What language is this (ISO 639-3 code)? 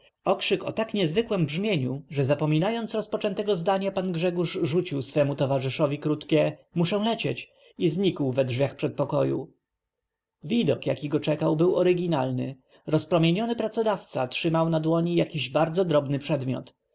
pol